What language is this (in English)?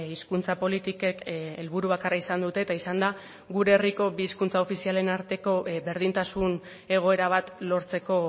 Basque